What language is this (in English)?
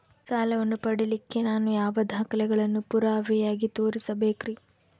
Kannada